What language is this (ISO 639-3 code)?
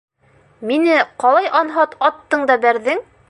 bak